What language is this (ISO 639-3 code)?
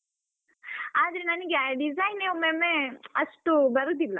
kan